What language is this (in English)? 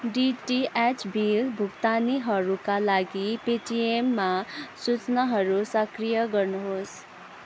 Nepali